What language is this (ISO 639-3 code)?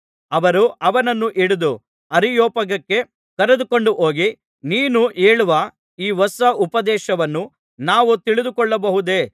kan